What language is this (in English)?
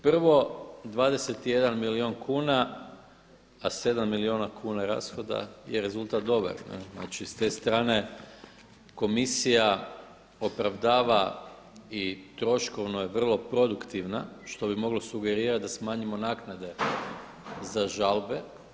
Croatian